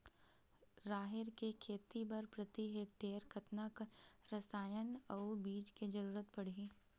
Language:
Chhattisgarhi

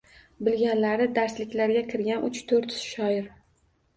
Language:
Uzbek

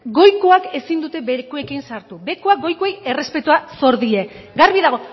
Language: Basque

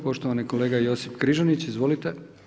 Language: Croatian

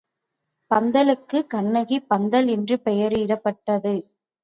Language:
Tamil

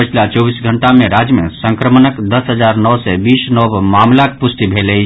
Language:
Maithili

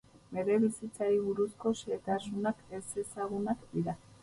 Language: Basque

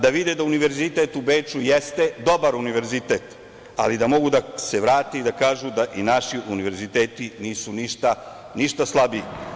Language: Serbian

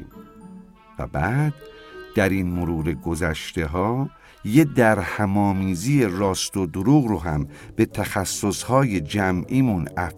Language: Persian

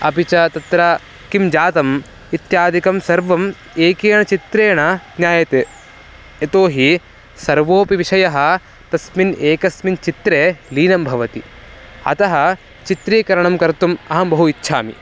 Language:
Sanskrit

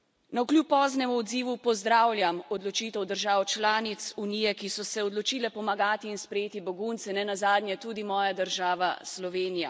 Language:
Slovenian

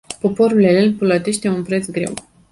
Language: Romanian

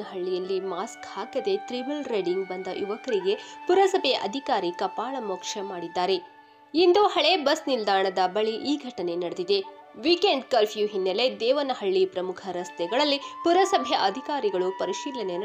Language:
Kannada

